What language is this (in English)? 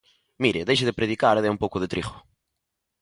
Galician